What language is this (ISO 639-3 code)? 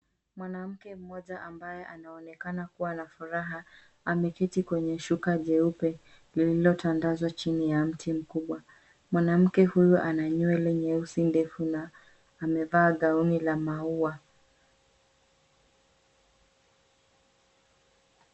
swa